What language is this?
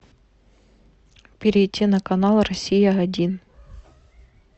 Russian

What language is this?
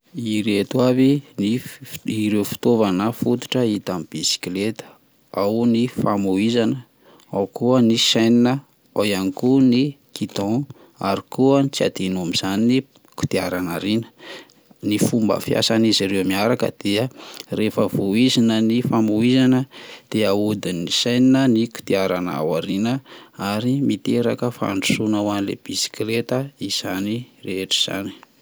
Malagasy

